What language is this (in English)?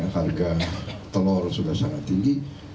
Indonesian